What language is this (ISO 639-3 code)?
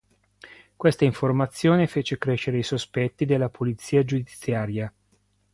ita